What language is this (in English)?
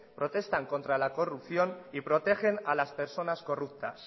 Spanish